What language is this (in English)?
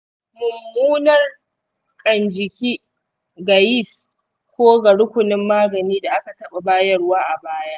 Hausa